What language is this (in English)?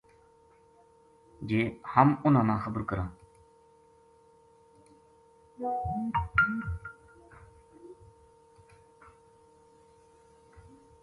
Gujari